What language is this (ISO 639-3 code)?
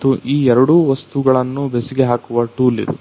kan